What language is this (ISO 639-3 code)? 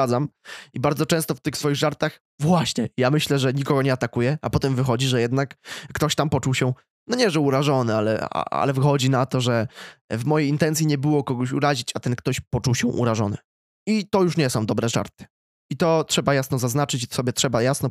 pol